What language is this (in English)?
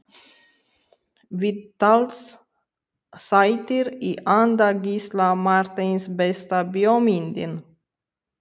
Icelandic